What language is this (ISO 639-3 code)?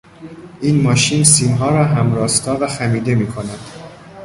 fas